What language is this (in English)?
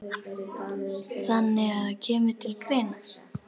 Icelandic